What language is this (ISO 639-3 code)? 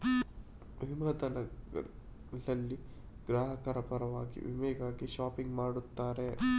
kan